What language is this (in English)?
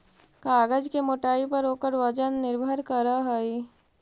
Magahi